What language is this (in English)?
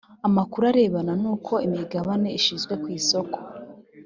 Kinyarwanda